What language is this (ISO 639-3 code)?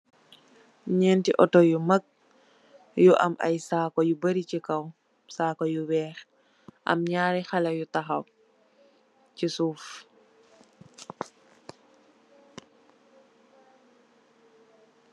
wol